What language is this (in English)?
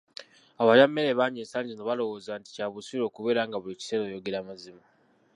Ganda